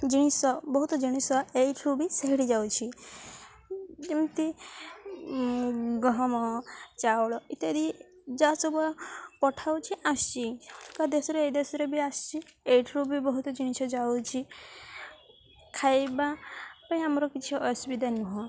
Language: Odia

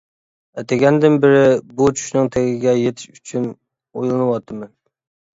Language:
Uyghur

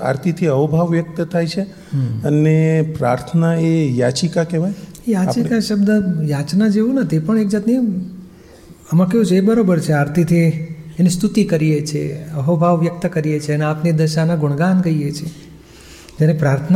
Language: Gujarati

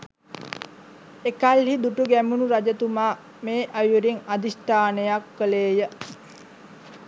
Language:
Sinhala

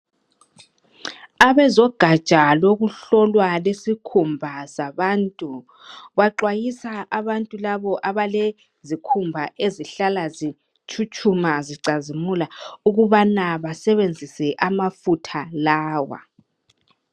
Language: North Ndebele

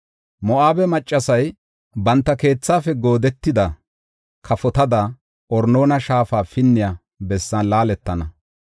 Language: Gofa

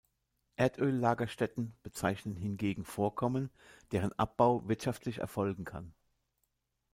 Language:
German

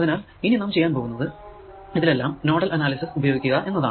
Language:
Malayalam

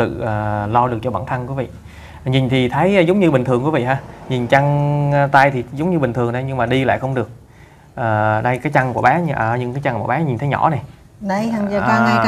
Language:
Vietnamese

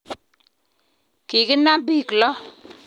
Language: Kalenjin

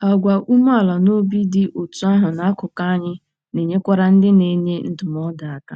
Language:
Igbo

